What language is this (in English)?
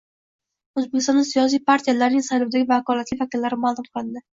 Uzbek